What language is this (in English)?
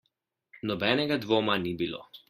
Slovenian